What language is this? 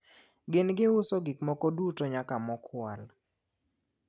Luo (Kenya and Tanzania)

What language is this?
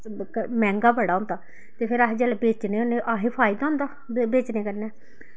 Dogri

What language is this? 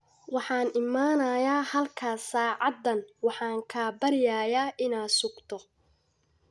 Somali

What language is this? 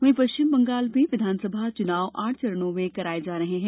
Hindi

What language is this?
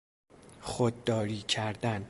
Persian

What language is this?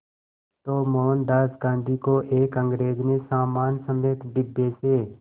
Hindi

